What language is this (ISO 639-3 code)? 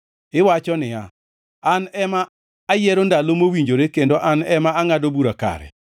luo